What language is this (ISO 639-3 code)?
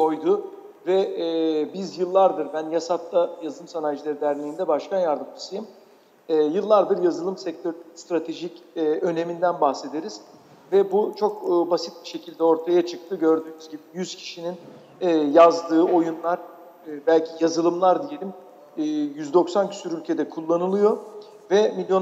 tur